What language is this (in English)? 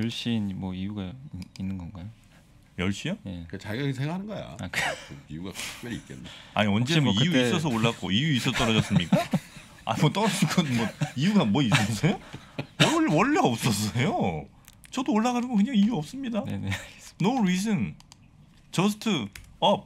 Korean